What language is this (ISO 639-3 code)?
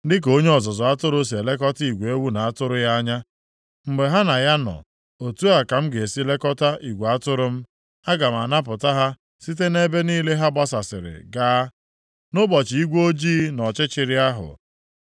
ibo